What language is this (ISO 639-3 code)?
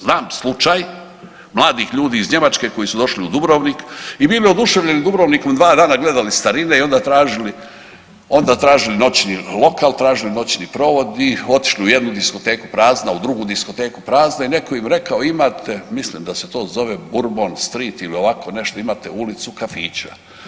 hrv